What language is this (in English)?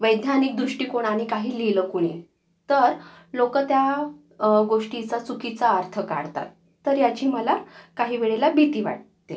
Marathi